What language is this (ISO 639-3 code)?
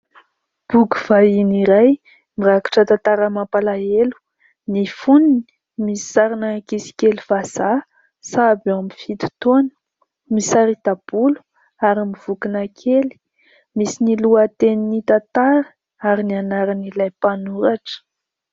mlg